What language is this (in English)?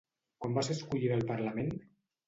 Catalan